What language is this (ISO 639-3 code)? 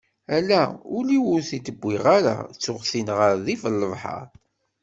kab